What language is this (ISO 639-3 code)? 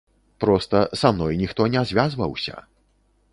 bel